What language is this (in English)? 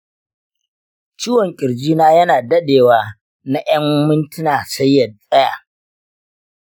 Hausa